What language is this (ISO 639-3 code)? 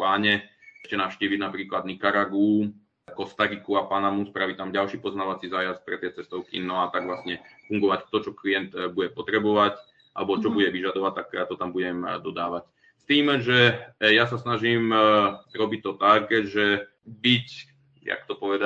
ces